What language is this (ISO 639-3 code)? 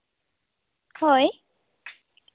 sat